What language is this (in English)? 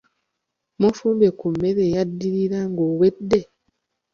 Ganda